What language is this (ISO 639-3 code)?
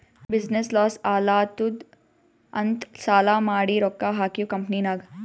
kan